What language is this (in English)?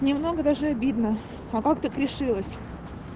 Russian